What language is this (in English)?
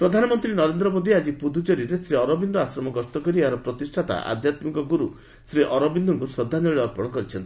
Odia